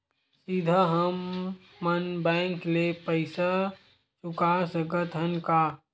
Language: Chhattisgarhi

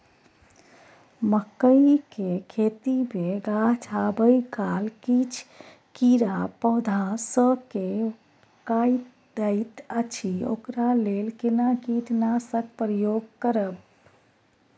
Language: Maithili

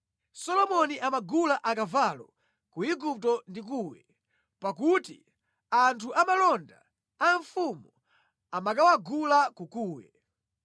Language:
Nyanja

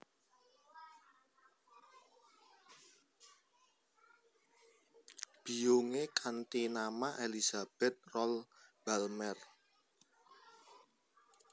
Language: Javanese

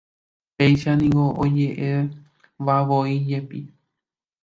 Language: Guarani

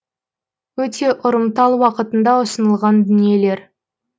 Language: Kazakh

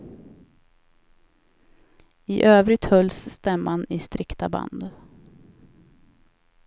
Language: Swedish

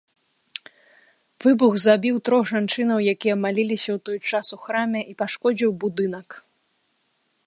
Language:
Belarusian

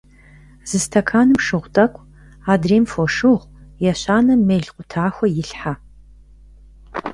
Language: Kabardian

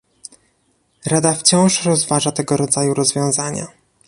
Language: Polish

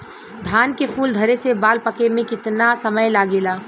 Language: Bhojpuri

